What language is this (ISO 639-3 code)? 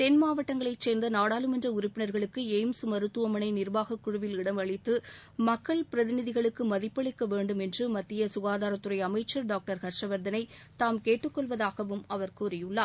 tam